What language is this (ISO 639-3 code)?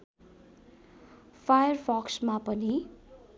nep